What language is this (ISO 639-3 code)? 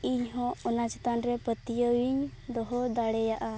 sat